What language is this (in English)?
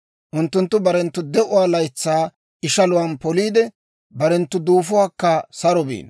Dawro